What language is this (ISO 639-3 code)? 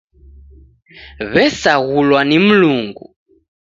dav